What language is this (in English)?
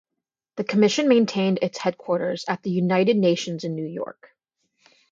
English